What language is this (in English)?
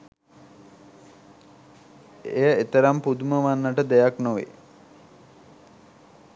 Sinhala